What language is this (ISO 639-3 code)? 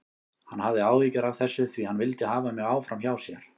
isl